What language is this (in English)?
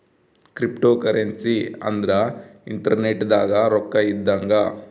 Kannada